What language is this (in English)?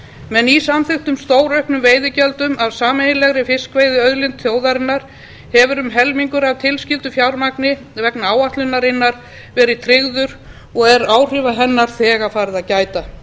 Icelandic